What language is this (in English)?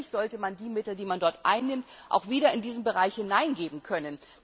German